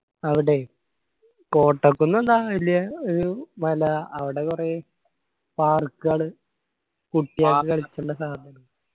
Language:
Malayalam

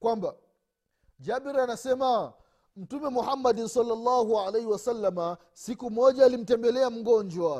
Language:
Swahili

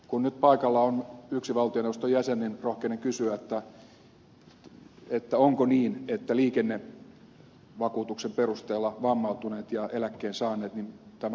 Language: Finnish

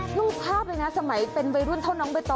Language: Thai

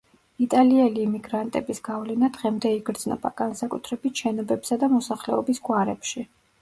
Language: Georgian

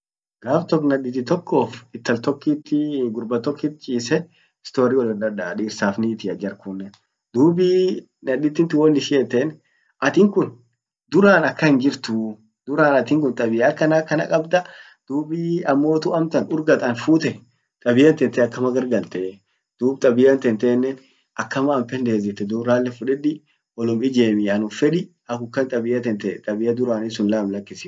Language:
Orma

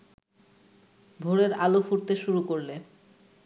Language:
Bangla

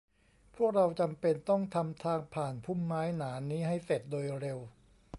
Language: Thai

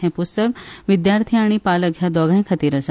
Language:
Konkani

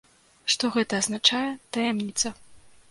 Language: Belarusian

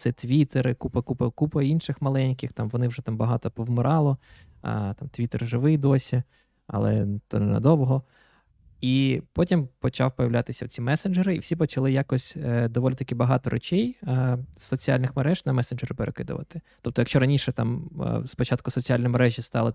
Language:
Ukrainian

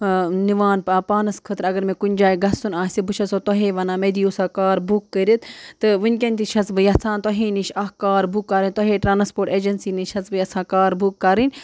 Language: Kashmiri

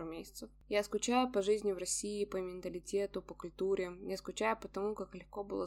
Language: Russian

